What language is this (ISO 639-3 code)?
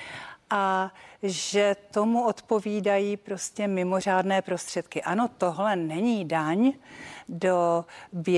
ces